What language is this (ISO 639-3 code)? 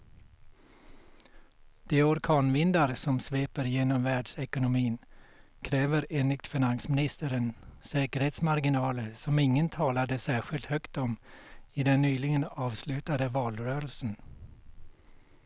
swe